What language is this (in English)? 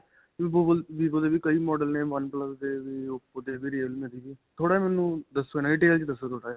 Punjabi